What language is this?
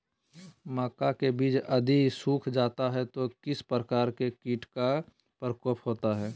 Magahi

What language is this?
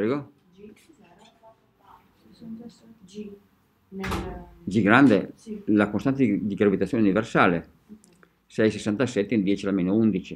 Italian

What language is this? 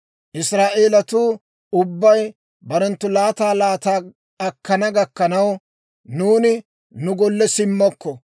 Dawro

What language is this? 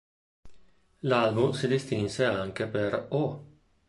Italian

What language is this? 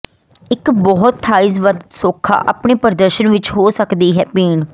Punjabi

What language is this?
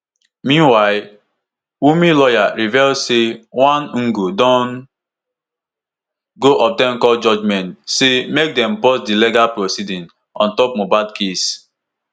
Nigerian Pidgin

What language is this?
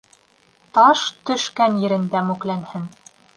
Bashkir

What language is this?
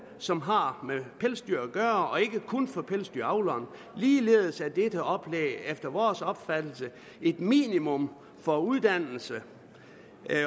Danish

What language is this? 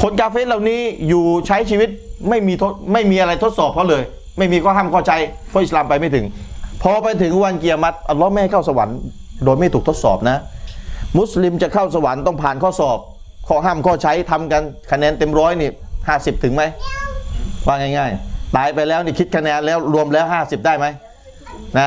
Thai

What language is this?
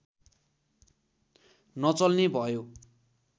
Nepali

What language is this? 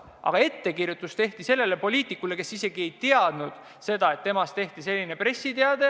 Estonian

